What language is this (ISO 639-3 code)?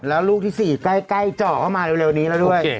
tha